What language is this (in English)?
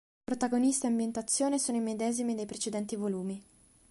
Italian